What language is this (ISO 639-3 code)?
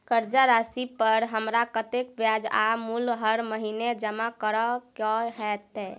mai